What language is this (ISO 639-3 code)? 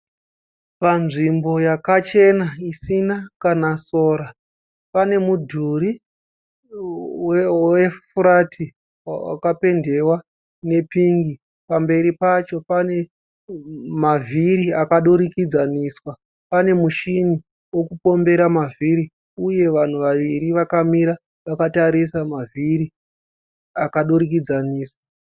sna